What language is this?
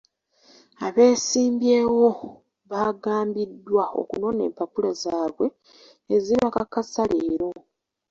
Ganda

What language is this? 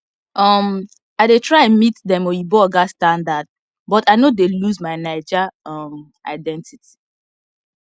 Nigerian Pidgin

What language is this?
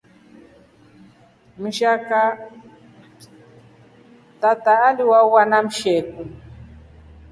Rombo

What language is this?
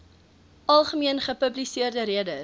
Afrikaans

